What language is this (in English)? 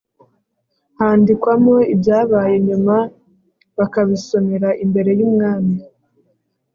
Kinyarwanda